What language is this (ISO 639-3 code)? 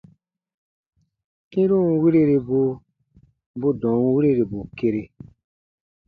bba